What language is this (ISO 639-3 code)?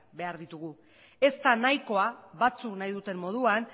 eus